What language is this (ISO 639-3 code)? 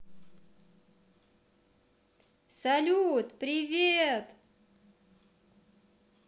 rus